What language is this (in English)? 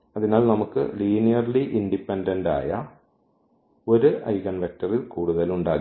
Malayalam